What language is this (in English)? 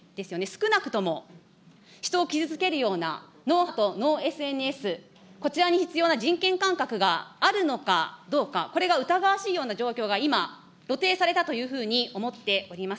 Japanese